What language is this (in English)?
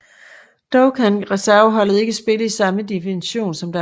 Danish